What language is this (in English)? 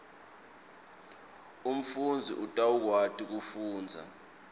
Swati